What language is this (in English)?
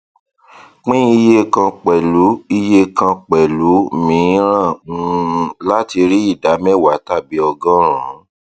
Yoruba